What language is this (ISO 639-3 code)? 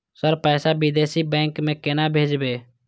mai